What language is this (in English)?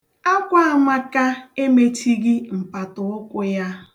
Igbo